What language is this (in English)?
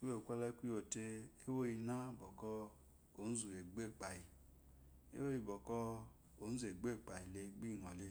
Eloyi